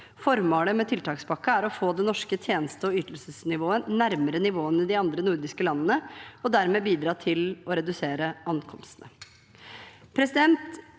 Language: Norwegian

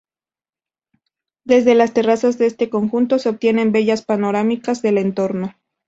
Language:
Spanish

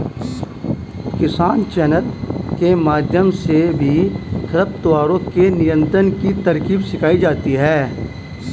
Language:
Hindi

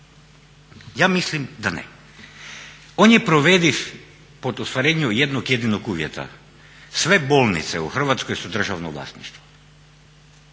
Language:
Croatian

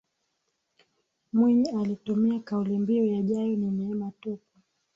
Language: Swahili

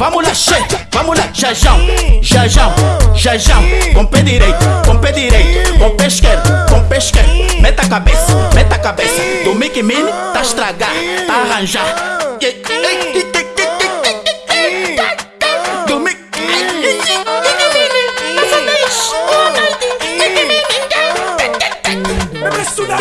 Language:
Turkish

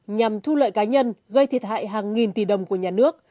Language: Vietnamese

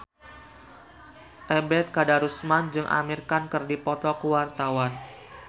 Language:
Sundanese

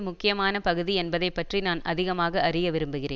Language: Tamil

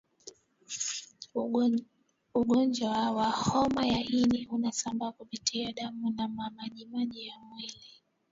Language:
Swahili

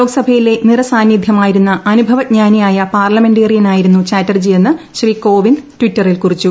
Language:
Malayalam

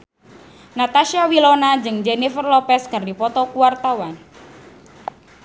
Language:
Sundanese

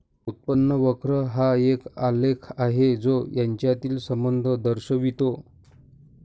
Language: Marathi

